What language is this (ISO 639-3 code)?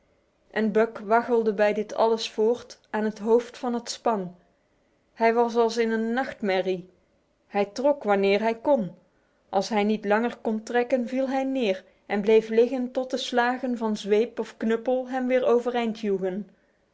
nld